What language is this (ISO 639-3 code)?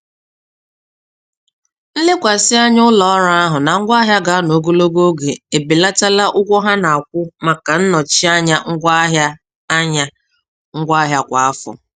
ibo